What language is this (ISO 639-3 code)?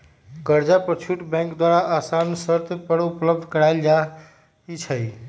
mag